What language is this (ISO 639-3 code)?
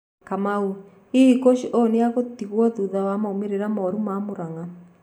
kik